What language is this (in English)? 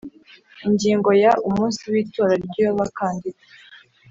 Kinyarwanda